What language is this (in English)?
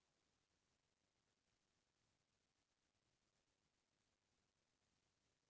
Chhattisgarhi